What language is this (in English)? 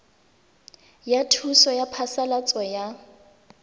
Tswana